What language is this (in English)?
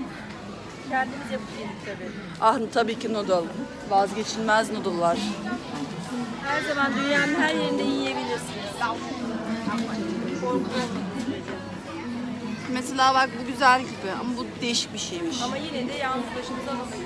Turkish